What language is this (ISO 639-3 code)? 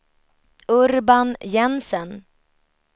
swe